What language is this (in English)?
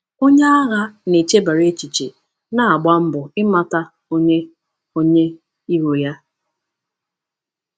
Igbo